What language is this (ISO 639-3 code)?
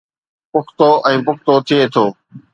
snd